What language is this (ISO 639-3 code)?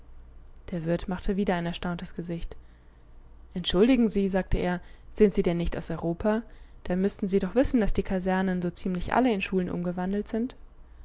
deu